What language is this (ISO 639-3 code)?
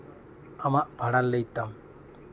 sat